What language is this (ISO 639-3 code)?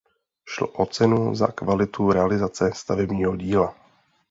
ces